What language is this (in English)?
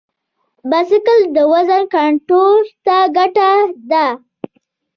Pashto